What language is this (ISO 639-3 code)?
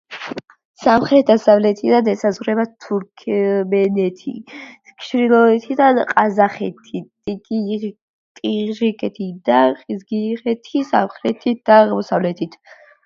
kat